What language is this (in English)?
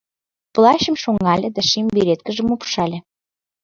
Mari